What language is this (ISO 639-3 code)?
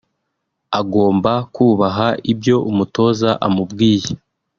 kin